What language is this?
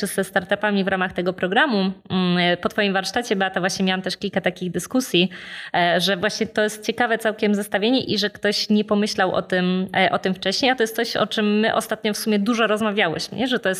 Polish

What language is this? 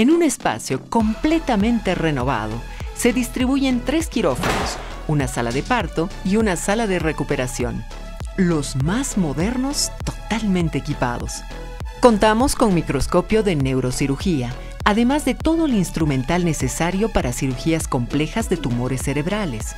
Spanish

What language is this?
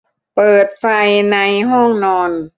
Thai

